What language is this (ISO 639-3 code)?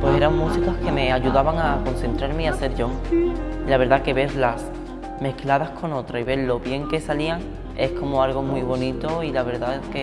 spa